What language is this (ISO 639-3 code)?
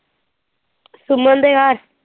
pan